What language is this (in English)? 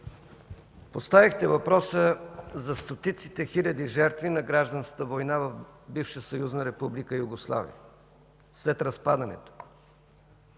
Bulgarian